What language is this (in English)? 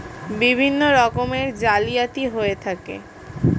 Bangla